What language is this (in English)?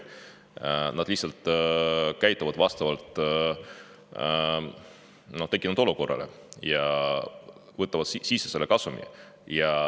Estonian